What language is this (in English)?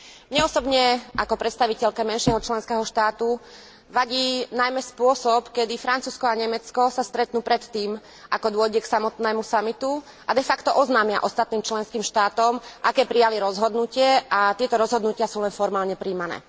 Slovak